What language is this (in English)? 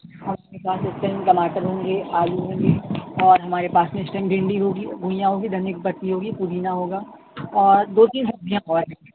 Urdu